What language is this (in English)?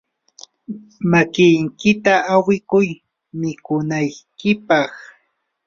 Yanahuanca Pasco Quechua